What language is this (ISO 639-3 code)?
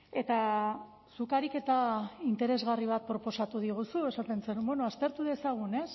eus